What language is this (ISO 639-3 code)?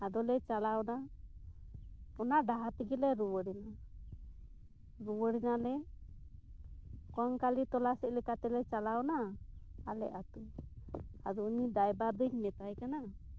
sat